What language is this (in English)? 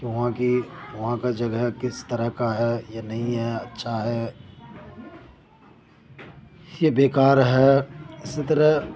Urdu